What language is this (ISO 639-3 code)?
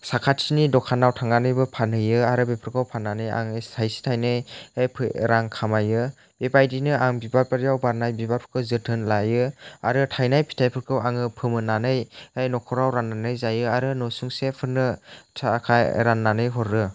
brx